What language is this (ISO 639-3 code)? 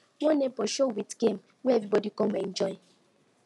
pcm